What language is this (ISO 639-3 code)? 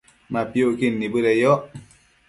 mcf